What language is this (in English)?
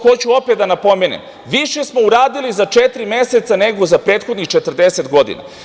Serbian